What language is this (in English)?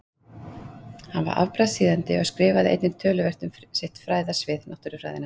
Icelandic